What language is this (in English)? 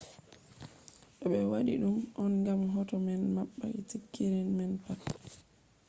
Fula